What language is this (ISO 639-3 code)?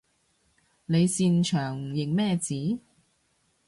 yue